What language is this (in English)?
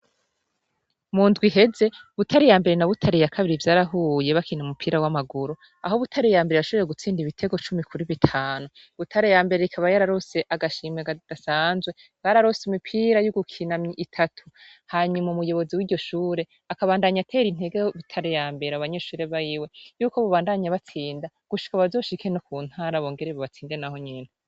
Rundi